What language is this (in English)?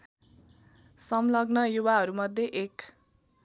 Nepali